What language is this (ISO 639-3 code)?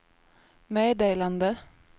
swe